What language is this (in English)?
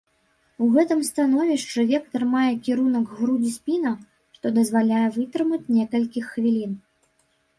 Belarusian